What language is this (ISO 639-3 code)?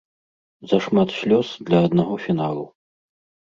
bel